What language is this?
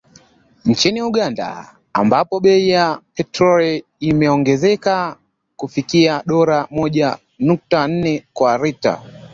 Swahili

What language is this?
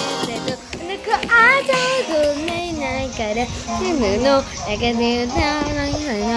English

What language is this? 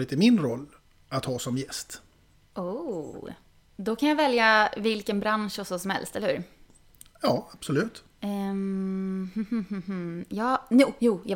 Swedish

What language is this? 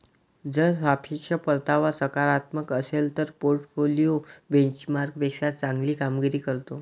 Marathi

